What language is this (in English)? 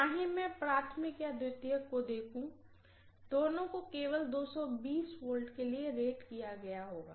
Hindi